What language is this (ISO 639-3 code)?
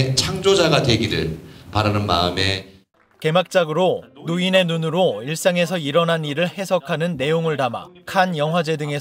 kor